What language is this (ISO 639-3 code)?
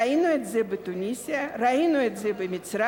heb